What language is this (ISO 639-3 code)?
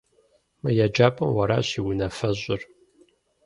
kbd